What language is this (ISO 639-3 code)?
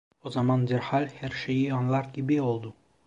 tur